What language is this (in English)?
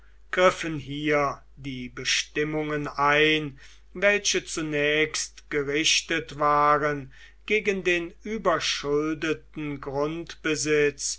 German